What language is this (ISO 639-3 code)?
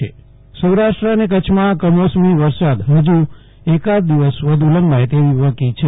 guj